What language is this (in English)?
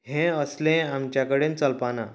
Konkani